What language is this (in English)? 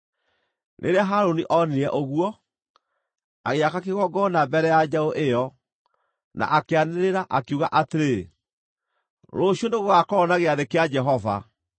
Kikuyu